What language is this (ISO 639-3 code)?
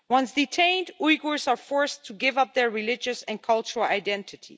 eng